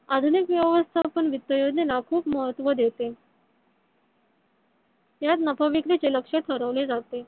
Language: Marathi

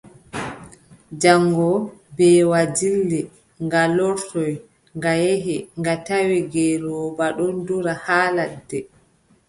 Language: Adamawa Fulfulde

